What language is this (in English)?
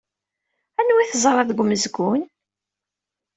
Kabyle